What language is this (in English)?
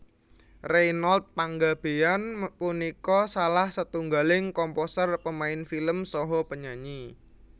Javanese